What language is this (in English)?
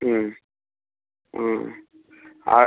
Bangla